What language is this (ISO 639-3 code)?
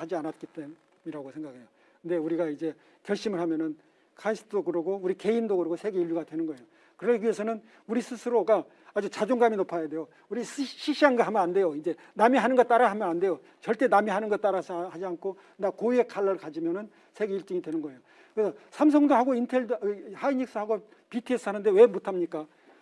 kor